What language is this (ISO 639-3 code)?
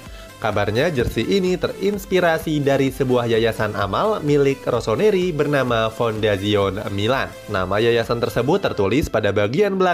ind